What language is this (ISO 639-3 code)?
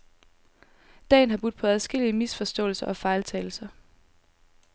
dan